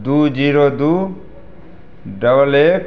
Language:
Maithili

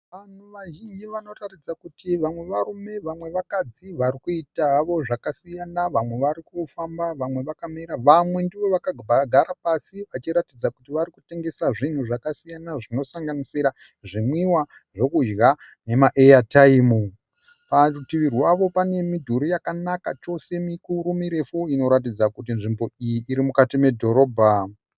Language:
Shona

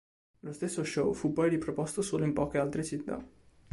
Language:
Italian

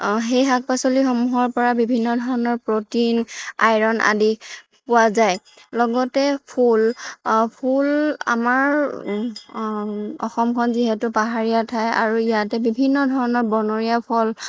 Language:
Assamese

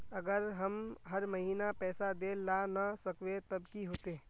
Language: Magahi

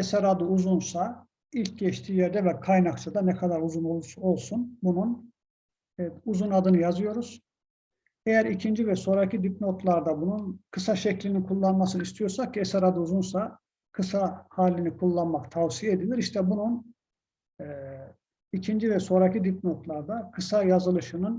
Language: Turkish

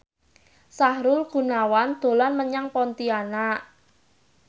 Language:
Javanese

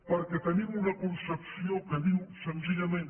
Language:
Catalan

